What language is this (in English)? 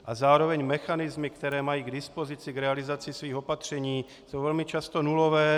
Czech